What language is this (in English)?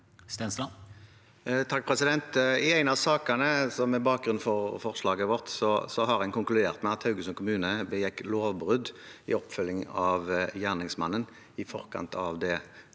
Norwegian